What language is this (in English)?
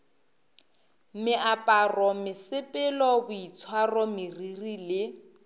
Northern Sotho